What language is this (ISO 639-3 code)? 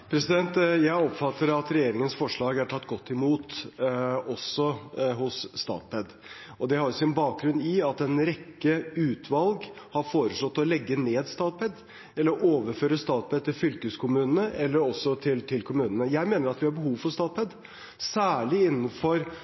nob